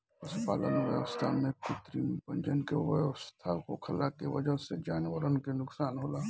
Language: Bhojpuri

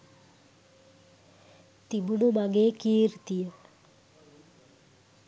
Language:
Sinhala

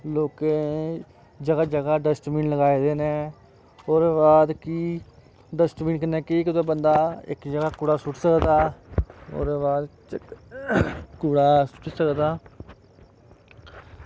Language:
Dogri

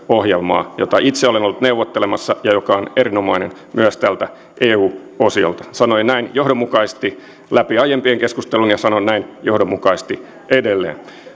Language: Finnish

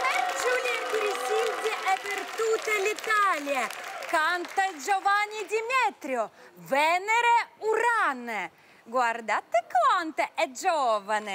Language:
Italian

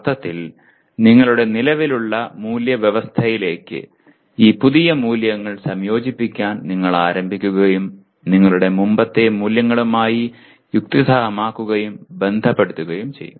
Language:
Malayalam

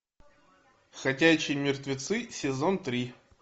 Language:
Russian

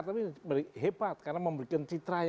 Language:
Indonesian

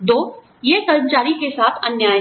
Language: Hindi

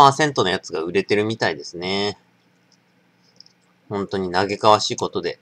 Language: Japanese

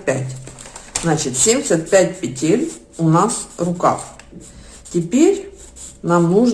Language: Russian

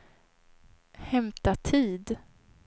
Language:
Swedish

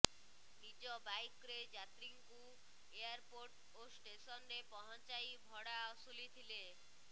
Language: Odia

